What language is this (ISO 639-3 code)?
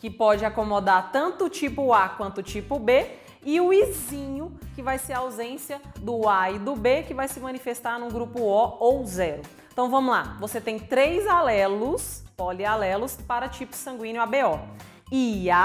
por